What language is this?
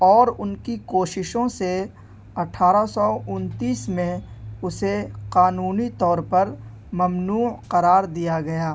Urdu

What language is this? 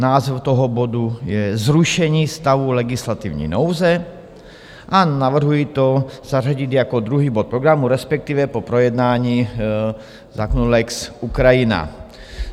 Czech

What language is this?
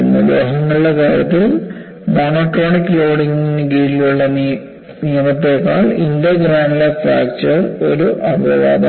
Malayalam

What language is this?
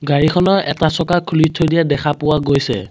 Assamese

